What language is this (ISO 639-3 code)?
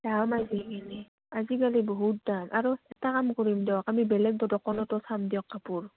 asm